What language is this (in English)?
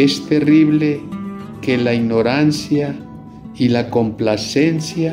Spanish